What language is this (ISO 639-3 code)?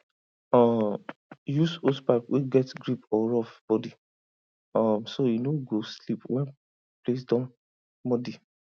pcm